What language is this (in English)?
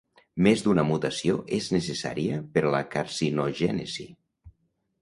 Catalan